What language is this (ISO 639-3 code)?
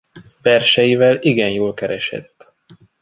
hun